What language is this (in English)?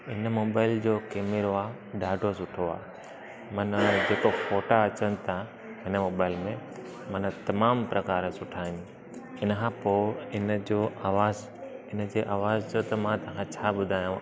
Sindhi